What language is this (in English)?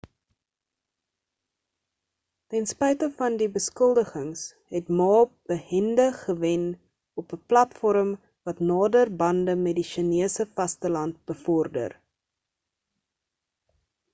Afrikaans